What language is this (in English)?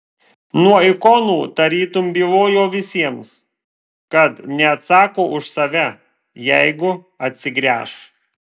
Lithuanian